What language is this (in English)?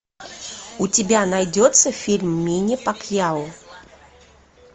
Russian